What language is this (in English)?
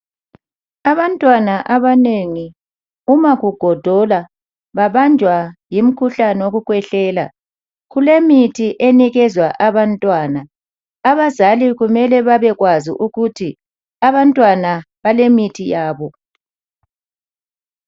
North Ndebele